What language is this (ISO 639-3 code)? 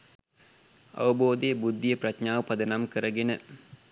sin